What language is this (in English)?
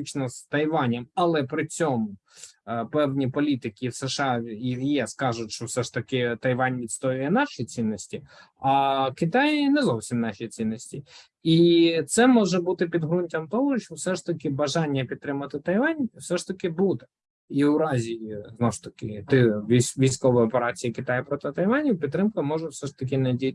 Ukrainian